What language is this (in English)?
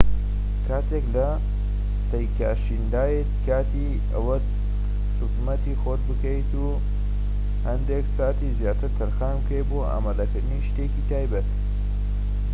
Central Kurdish